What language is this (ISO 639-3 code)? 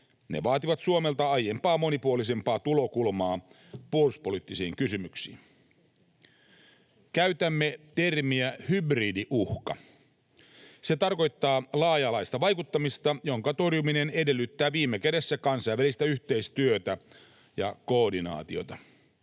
fin